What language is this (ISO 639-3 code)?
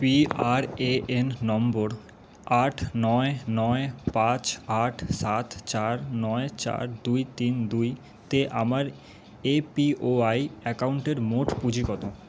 ben